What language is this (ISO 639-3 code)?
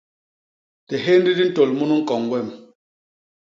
bas